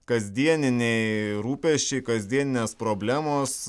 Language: Lithuanian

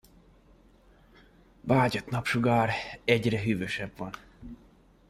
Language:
Hungarian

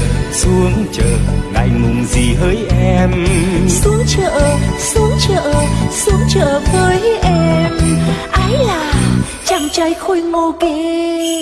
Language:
Vietnamese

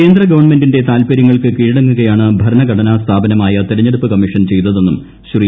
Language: Malayalam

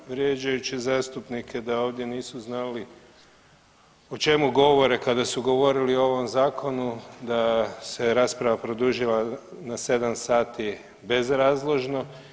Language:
Croatian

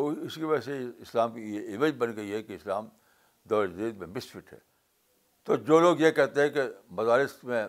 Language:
Urdu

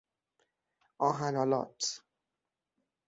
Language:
Persian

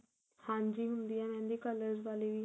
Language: Punjabi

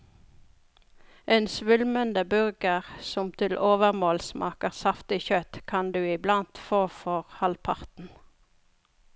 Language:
Norwegian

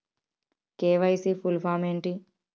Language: Telugu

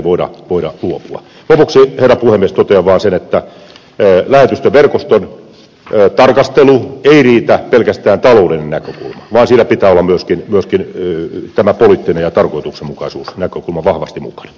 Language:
Finnish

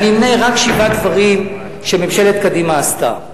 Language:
Hebrew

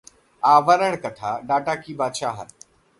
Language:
Hindi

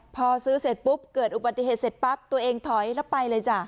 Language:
Thai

